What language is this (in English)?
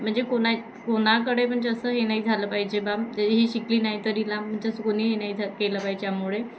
Marathi